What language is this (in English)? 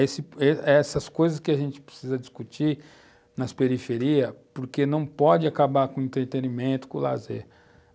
Portuguese